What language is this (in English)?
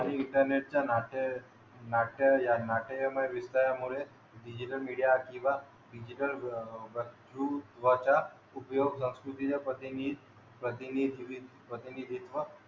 Marathi